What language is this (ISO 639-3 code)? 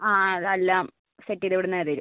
mal